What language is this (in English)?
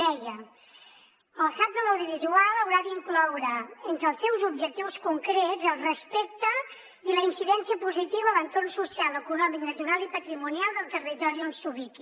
Catalan